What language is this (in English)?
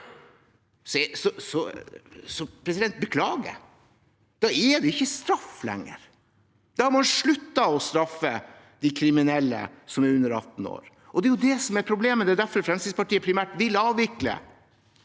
Norwegian